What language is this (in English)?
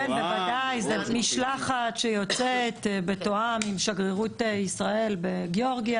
Hebrew